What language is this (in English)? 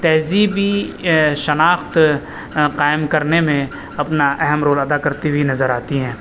Urdu